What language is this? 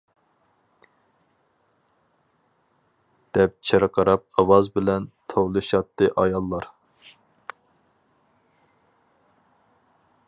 Uyghur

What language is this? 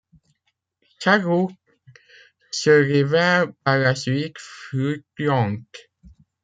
French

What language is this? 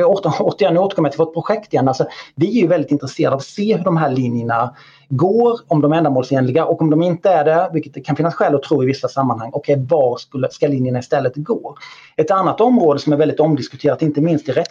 Swedish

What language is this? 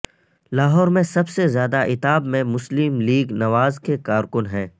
Urdu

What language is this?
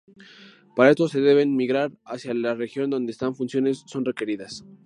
Spanish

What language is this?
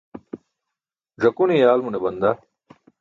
Burushaski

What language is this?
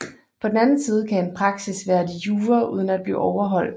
Danish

